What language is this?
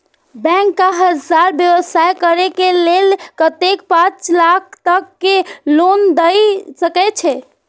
Maithili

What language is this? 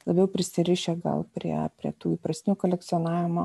Lithuanian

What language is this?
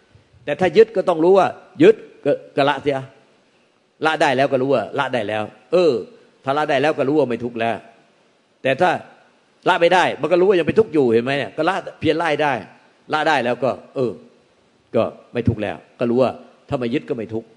Thai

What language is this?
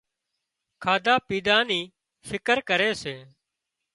Wadiyara Koli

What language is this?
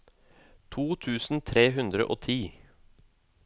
Norwegian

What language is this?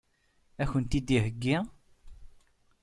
Kabyle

